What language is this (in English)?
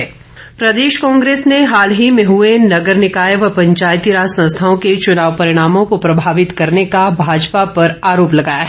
Hindi